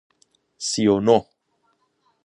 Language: Persian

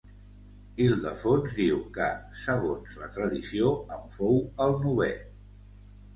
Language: Catalan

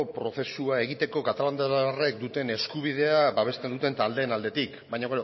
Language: Basque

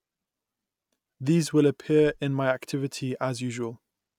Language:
English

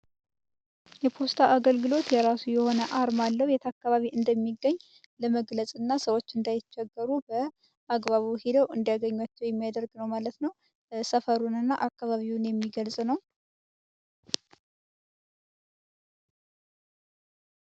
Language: Amharic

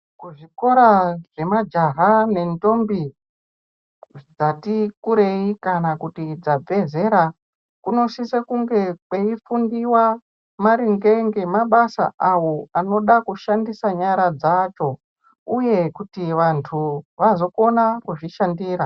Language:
Ndau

